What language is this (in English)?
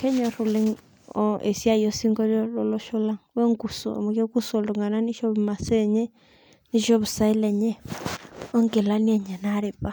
Masai